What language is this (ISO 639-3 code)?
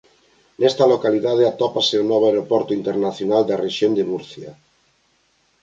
glg